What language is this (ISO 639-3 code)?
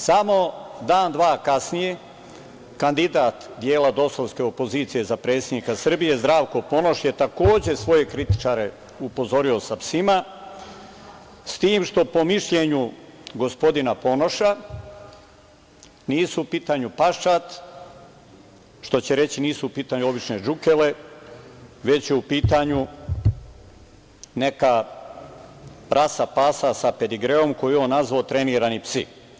srp